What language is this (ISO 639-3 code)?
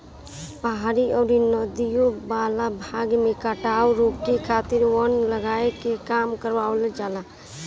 bho